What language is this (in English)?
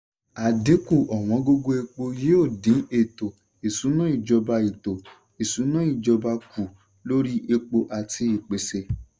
Yoruba